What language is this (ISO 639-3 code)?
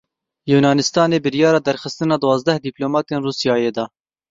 kur